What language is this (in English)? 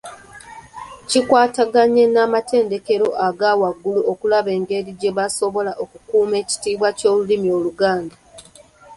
Ganda